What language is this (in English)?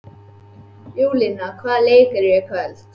Icelandic